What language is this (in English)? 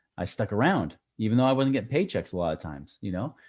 English